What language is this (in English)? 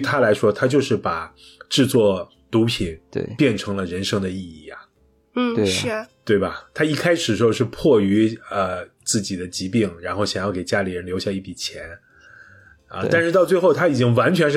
Chinese